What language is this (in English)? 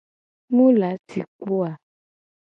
Gen